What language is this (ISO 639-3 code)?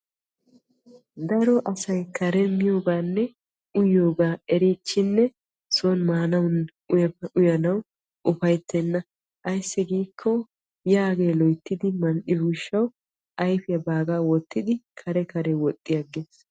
wal